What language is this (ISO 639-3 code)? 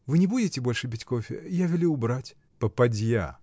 rus